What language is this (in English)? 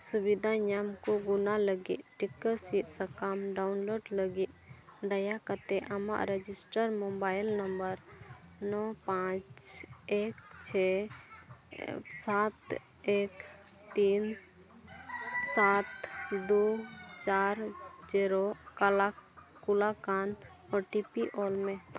Santali